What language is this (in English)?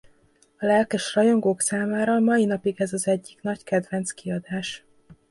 Hungarian